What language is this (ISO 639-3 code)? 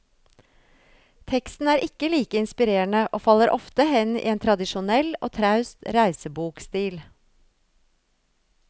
nor